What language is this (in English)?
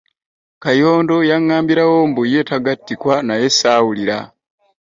Ganda